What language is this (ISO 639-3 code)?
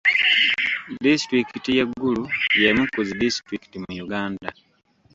lug